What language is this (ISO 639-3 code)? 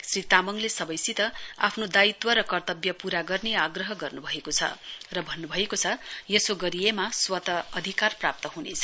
nep